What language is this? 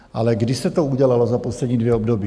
Czech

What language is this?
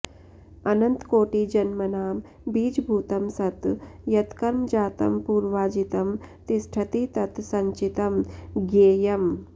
Sanskrit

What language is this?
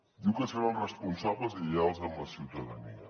Catalan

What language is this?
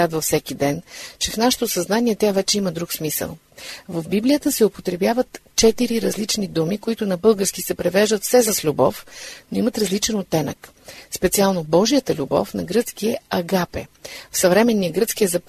Bulgarian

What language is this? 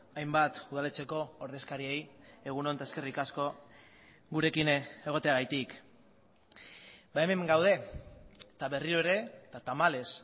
Basque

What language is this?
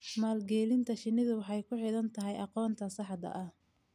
Somali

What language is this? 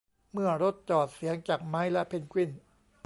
Thai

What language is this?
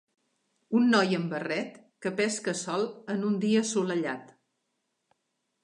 Catalan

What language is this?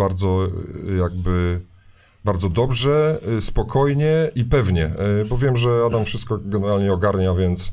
Polish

